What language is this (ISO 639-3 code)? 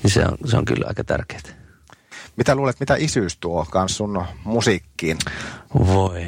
fin